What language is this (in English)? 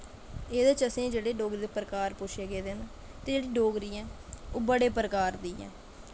Dogri